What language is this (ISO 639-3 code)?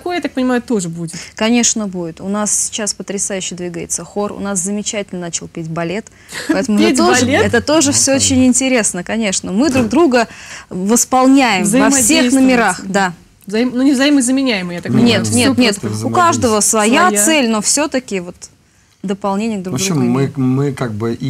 rus